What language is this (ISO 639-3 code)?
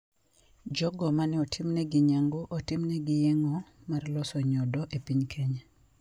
luo